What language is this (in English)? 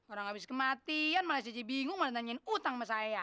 Indonesian